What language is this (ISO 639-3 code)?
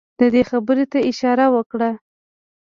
pus